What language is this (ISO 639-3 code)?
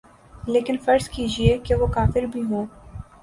urd